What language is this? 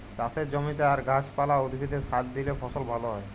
Bangla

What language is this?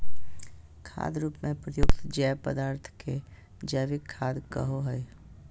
Magahi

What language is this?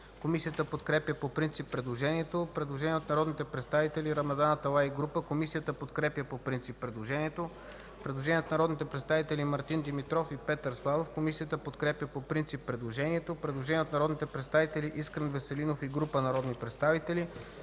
Bulgarian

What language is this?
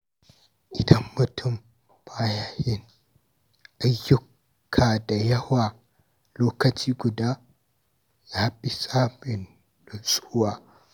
Hausa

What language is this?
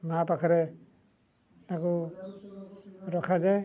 Odia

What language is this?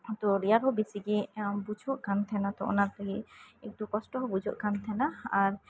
Santali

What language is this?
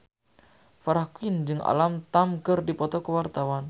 Sundanese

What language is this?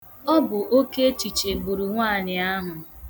Igbo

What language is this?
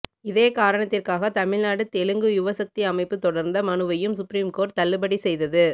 Tamil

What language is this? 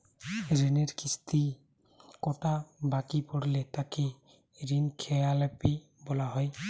Bangla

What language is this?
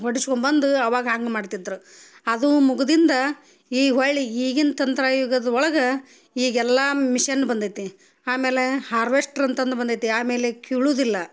Kannada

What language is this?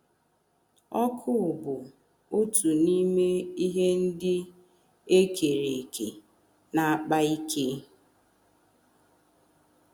Igbo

